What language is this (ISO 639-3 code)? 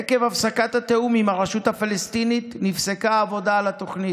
heb